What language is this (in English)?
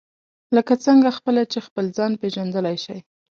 Pashto